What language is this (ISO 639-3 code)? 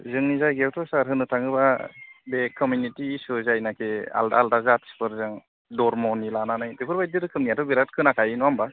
brx